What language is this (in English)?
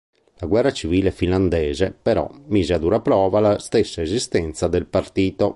Italian